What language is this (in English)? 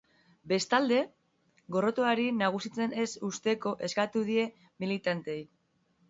Basque